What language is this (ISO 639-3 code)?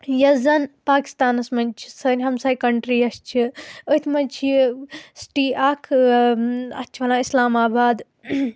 kas